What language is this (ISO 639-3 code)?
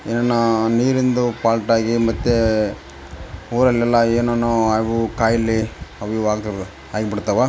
kan